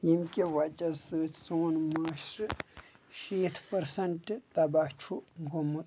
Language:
Kashmiri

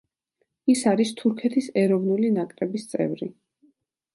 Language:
Georgian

